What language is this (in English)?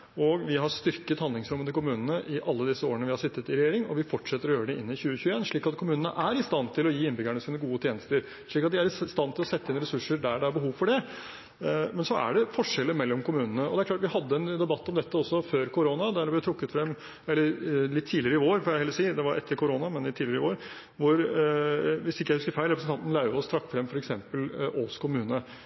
Norwegian Bokmål